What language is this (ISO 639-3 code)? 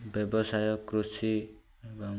ori